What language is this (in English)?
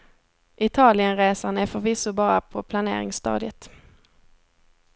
Swedish